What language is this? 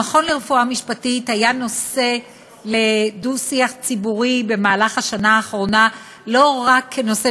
Hebrew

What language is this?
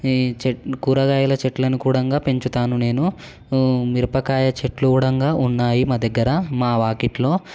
Telugu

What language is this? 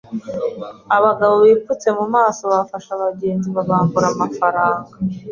Kinyarwanda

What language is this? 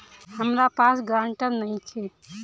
Bhojpuri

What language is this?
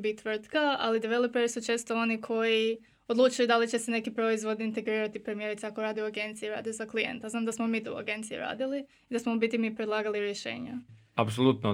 Croatian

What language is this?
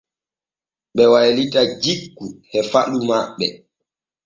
Borgu Fulfulde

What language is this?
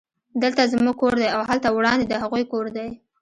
Pashto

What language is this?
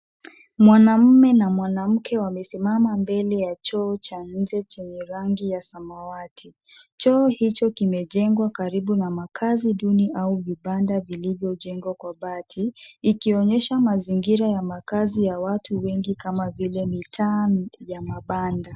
Swahili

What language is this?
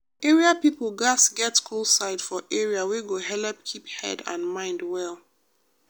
Nigerian Pidgin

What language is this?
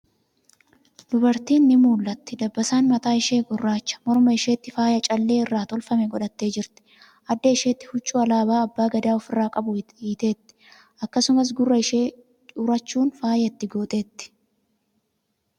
Oromo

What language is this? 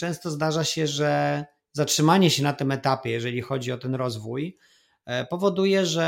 Polish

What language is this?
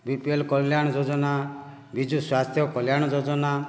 Odia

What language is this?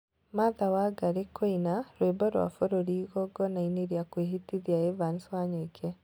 Kikuyu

